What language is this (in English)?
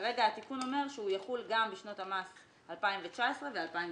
Hebrew